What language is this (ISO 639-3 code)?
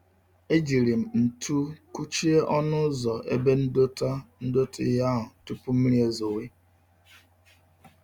ibo